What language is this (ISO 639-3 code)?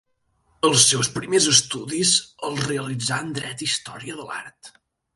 cat